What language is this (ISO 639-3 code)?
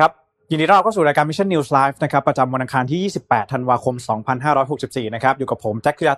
tha